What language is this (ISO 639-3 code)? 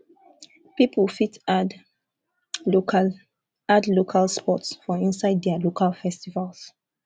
pcm